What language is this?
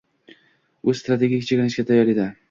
Uzbek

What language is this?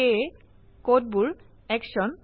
Assamese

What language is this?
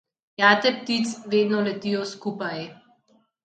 Slovenian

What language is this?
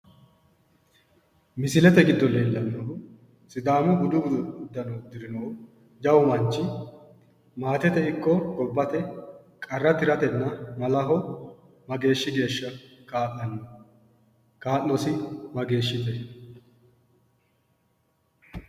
Sidamo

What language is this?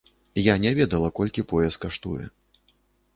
Belarusian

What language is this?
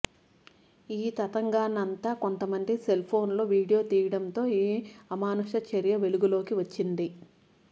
Telugu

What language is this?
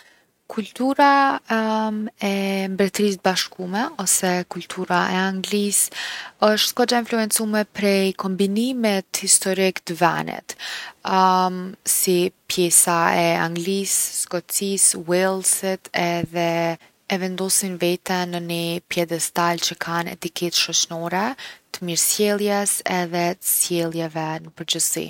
Gheg Albanian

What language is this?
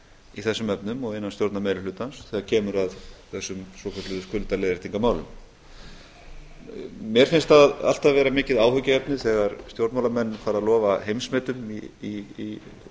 Icelandic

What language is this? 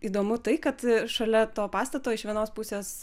Lithuanian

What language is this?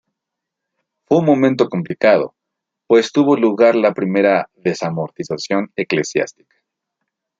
Spanish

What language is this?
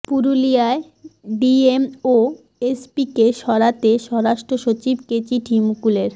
Bangla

